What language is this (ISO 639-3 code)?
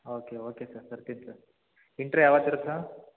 kan